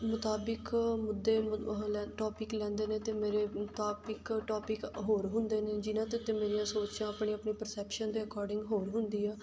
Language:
Punjabi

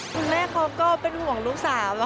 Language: Thai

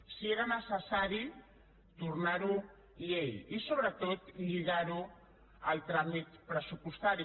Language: Catalan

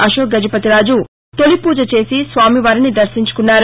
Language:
Telugu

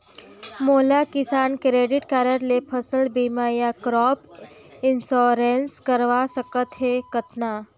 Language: Chhattisgarhi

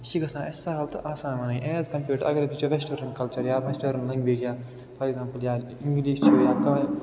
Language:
Kashmiri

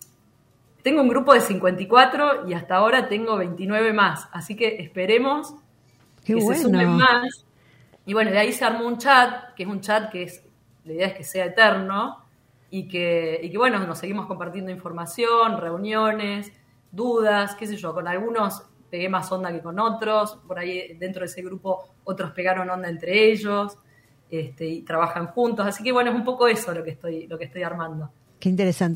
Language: Spanish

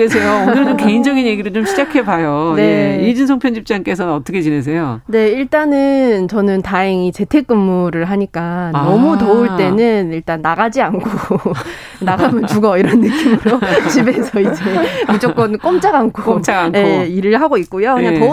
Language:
Korean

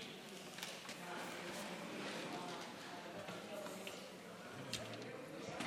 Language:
Hebrew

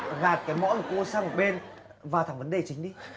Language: Vietnamese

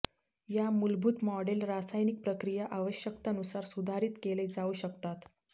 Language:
Marathi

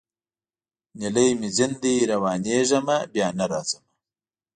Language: Pashto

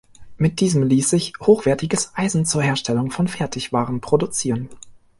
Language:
German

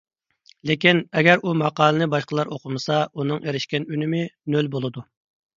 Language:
Uyghur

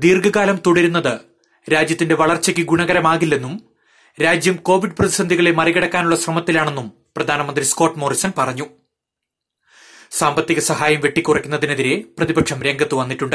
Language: Malayalam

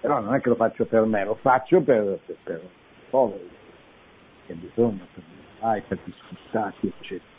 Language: Italian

